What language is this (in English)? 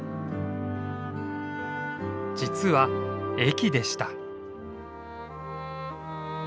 Japanese